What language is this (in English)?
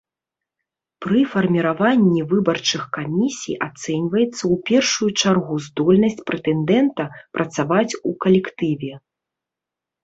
Belarusian